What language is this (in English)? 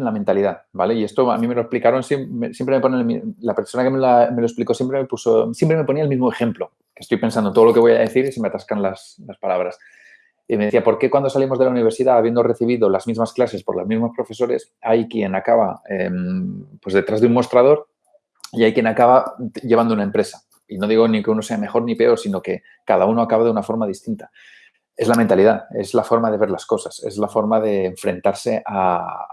Spanish